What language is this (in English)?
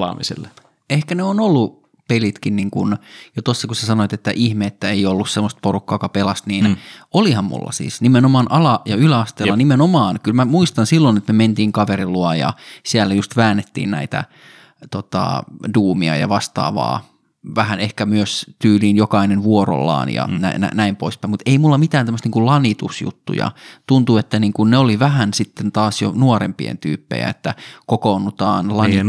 Finnish